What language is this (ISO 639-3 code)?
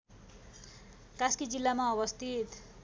nep